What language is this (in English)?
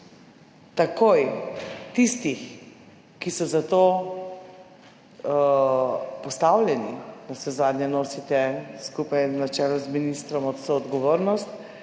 Slovenian